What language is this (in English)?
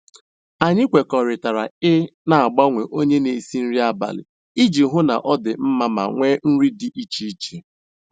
Igbo